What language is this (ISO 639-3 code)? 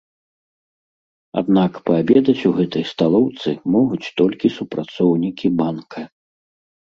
bel